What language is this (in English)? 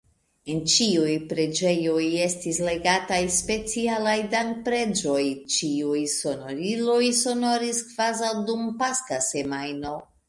Esperanto